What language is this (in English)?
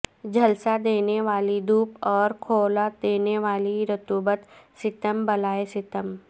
Urdu